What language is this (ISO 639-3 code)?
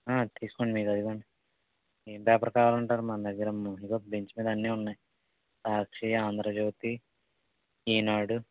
tel